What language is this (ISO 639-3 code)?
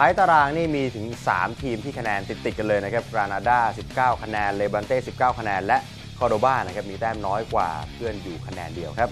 tha